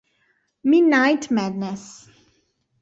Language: Italian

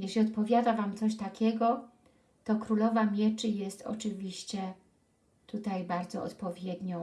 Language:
Polish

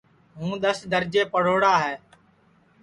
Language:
Sansi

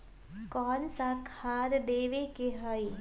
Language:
Magahi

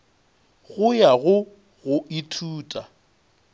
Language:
Northern Sotho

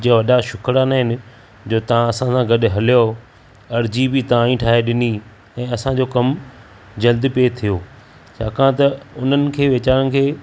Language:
Sindhi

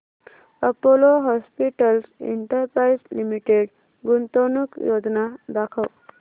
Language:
Marathi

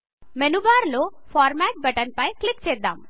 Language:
Telugu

